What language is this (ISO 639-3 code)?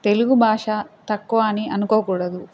tel